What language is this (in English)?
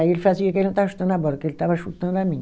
Portuguese